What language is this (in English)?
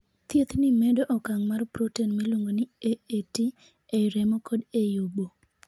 Luo (Kenya and Tanzania)